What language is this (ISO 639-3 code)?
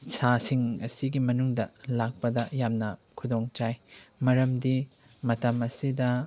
mni